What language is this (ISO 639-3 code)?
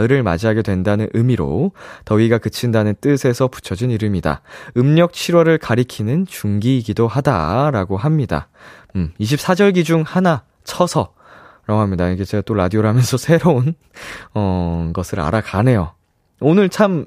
kor